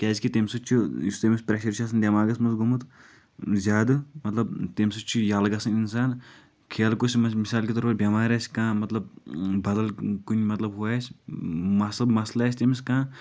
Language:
Kashmiri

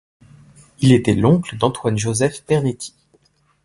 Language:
French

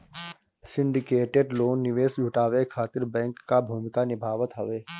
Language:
Bhojpuri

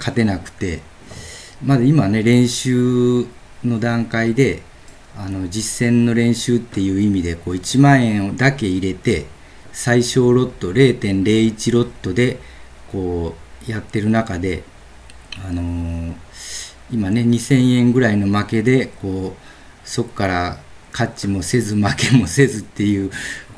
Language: Japanese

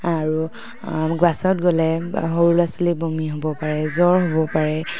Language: Assamese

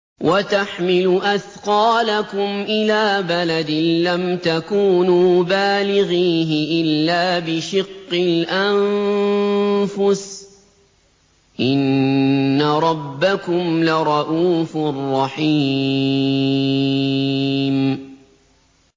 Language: Arabic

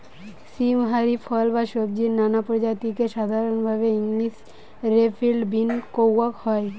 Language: Bangla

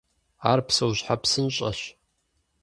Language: Kabardian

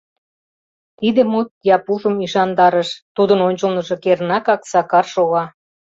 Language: Mari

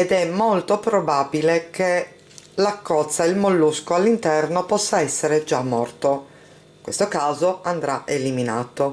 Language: Italian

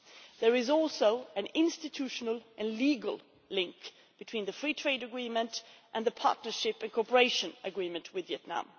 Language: English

